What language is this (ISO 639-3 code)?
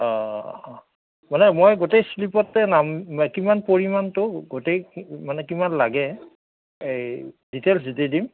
asm